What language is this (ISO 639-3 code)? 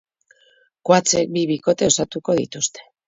eus